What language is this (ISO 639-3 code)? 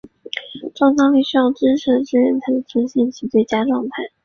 zho